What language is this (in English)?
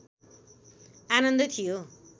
Nepali